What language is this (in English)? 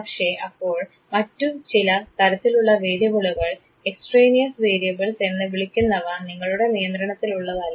Malayalam